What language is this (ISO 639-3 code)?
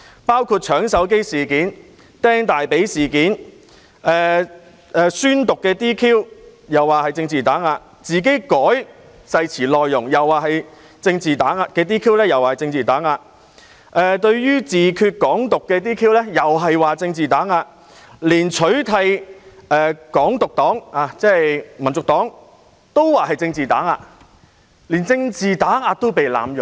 yue